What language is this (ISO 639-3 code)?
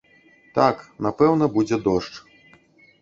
bel